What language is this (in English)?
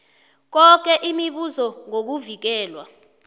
South Ndebele